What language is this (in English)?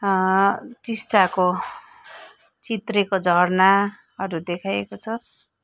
Nepali